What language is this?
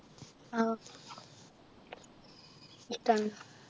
Malayalam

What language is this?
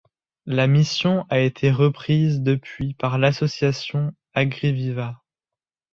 French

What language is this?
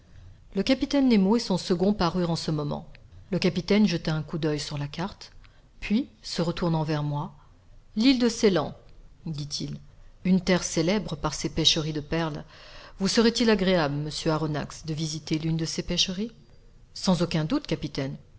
French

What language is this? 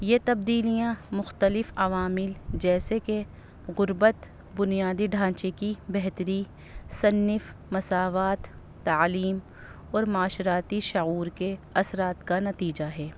Urdu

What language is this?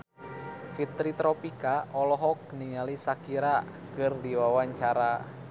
Sundanese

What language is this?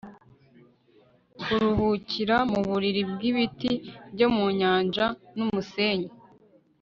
Kinyarwanda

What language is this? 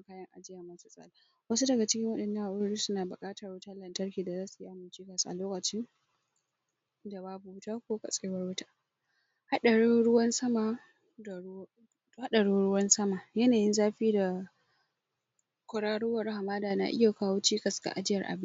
Hausa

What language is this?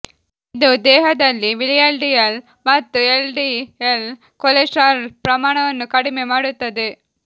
Kannada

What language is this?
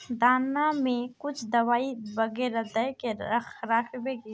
Magahi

